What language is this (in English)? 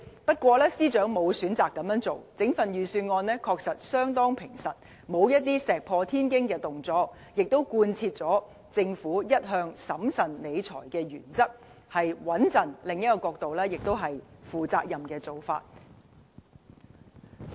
Cantonese